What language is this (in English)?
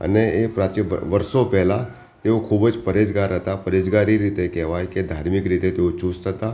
Gujarati